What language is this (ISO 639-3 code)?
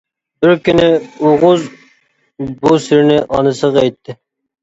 uig